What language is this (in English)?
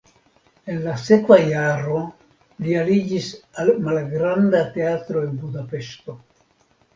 Esperanto